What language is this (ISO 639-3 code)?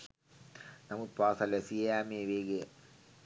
sin